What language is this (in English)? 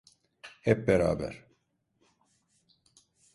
Turkish